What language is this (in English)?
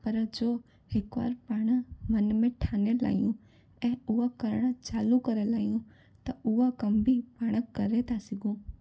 Sindhi